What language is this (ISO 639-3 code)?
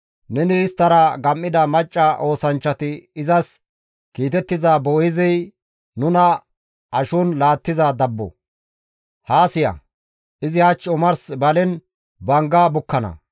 gmv